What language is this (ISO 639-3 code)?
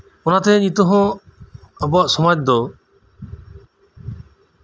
sat